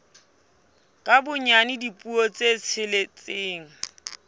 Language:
Southern Sotho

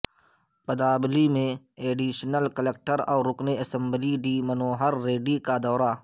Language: Urdu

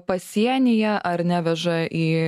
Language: Lithuanian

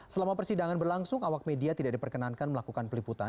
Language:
Indonesian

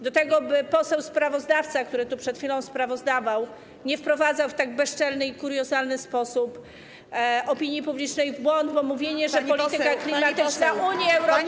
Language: Polish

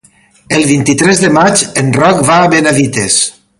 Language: Catalan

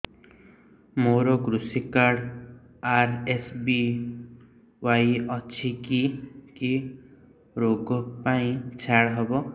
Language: Odia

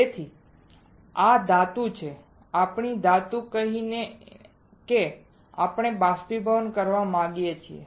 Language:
Gujarati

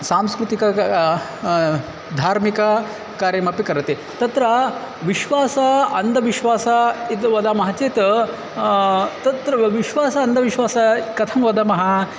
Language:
Sanskrit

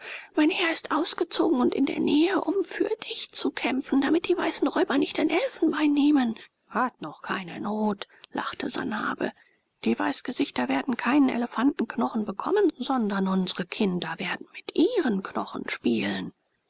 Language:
German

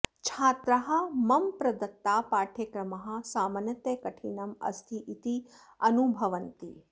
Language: Sanskrit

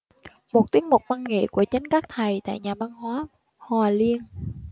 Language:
Vietnamese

